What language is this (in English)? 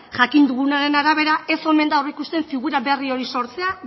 Basque